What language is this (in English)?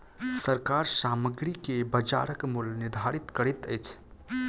Maithili